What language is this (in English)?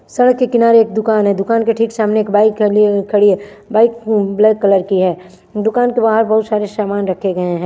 Hindi